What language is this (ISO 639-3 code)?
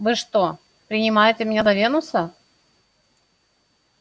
rus